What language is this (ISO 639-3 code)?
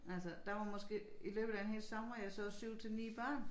dan